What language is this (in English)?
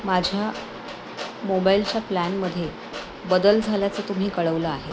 Marathi